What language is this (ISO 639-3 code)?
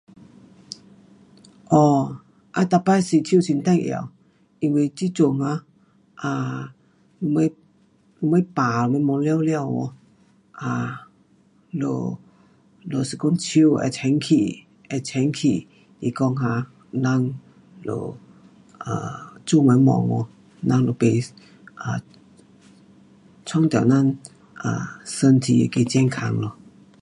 cpx